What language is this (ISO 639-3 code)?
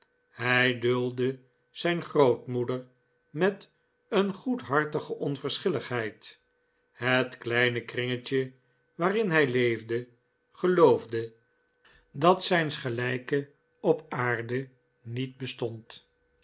nld